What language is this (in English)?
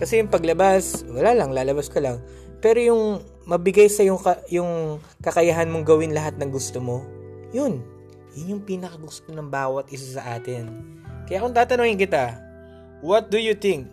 Filipino